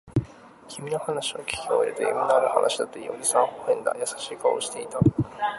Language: Japanese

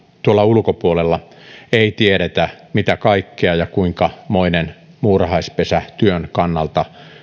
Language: Finnish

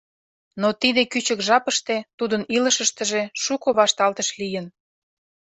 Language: Mari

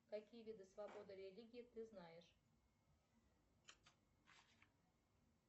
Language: Russian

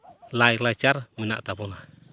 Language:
Santali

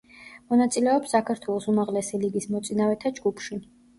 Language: Georgian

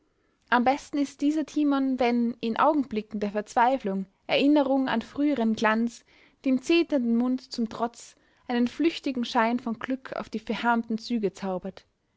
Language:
German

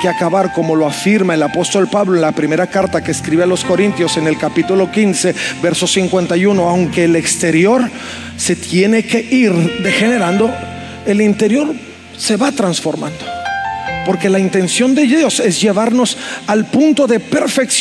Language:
Spanish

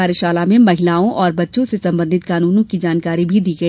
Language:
Hindi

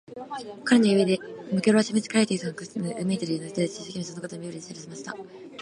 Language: Japanese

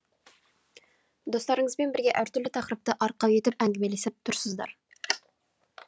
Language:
Kazakh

